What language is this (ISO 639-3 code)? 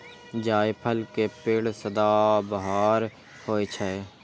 mai